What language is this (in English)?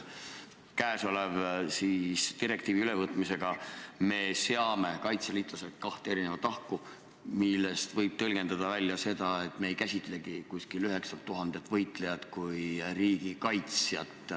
Estonian